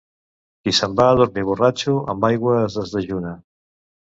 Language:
Catalan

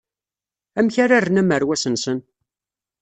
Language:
Kabyle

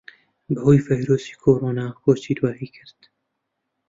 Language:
Central Kurdish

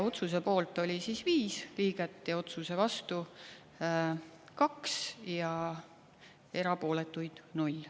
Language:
Estonian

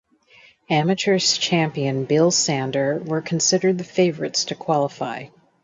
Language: English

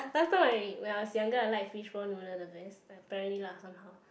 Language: English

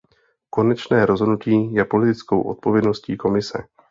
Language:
Czech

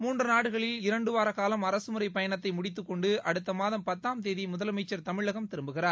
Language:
Tamil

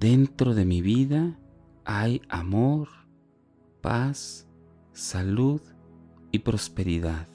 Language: Spanish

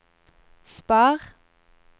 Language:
Norwegian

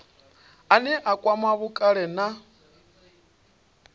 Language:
Venda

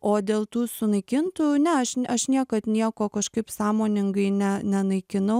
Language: Lithuanian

